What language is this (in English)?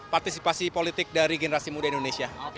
Indonesian